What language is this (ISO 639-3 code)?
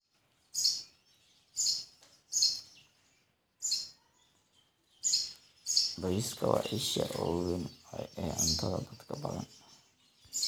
som